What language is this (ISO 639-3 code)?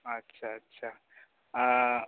sat